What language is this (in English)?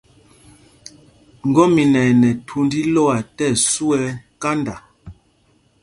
Mpumpong